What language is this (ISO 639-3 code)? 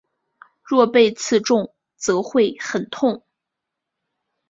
zho